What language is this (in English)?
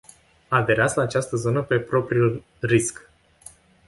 Romanian